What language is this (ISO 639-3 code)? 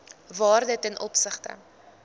afr